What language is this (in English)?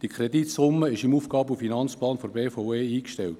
Swiss German